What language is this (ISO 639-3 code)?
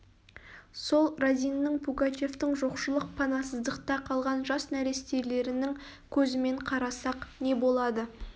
kaz